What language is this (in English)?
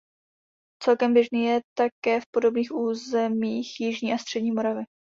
Czech